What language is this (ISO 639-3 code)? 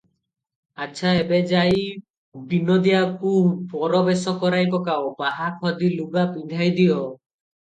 ori